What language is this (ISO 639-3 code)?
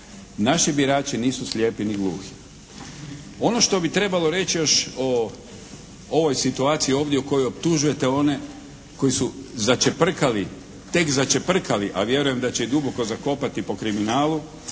hrv